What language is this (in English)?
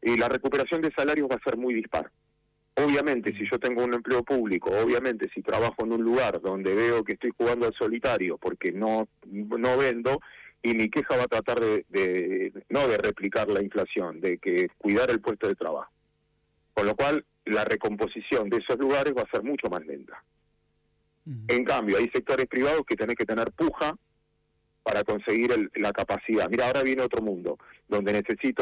Spanish